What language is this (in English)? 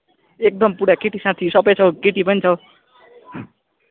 Nepali